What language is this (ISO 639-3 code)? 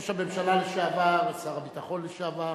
heb